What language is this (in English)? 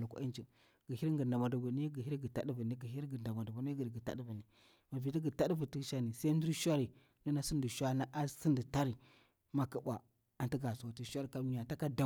Bura-Pabir